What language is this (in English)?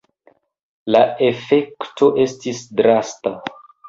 Esperanto